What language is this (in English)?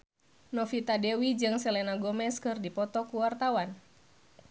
Sundanese